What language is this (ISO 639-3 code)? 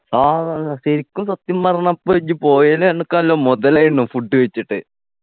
mal